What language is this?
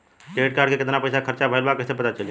Bhojpuri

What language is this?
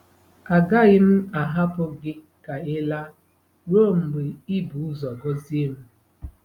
Igbo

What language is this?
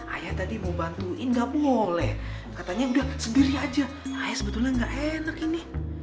Indonesian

